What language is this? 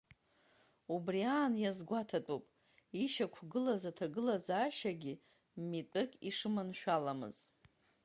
Abkhazian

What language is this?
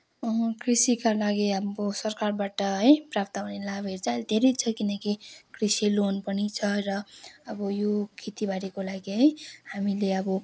Nepali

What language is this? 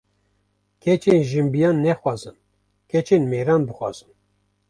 Kurdish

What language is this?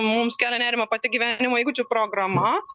Lithuanian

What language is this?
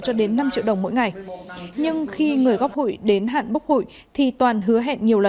Vietnamese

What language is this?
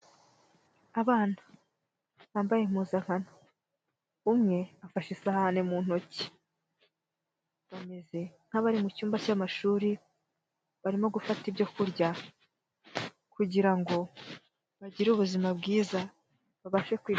Kinyarwanda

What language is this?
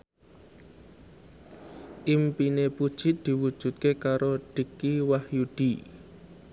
Javanese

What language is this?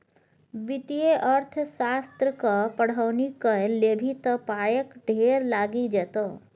Maithili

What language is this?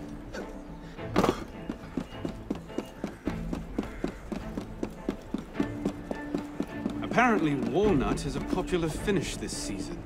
English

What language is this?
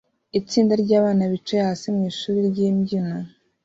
Kinyarwanda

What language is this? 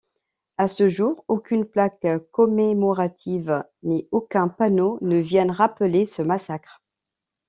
French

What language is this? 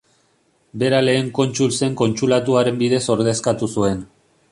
Basque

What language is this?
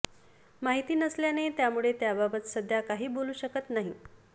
Marathi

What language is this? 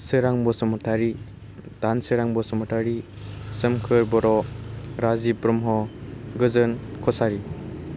Bodo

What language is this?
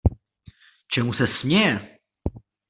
Czech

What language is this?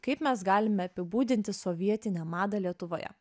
Lithuanian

